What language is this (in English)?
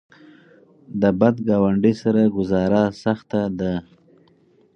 Pashto